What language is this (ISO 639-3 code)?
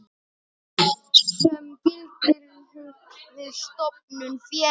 isl